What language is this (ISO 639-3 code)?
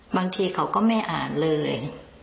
tha